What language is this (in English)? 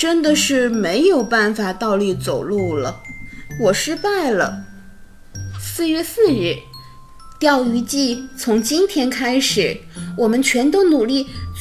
Chinese